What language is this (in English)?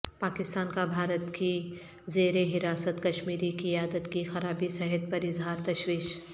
Urdu